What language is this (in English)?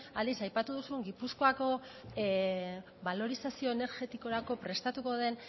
Basque